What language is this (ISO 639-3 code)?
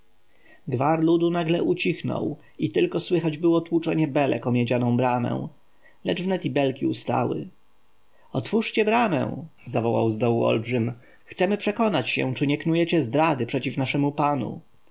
pol